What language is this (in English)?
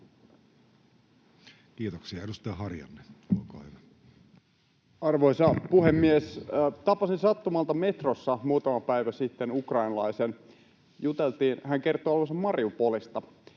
Finnish